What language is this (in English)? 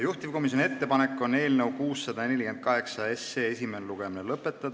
Estonian